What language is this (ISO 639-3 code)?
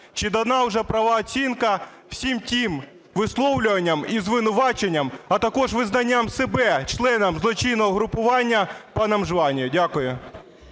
ukr